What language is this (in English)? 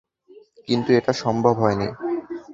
Bangla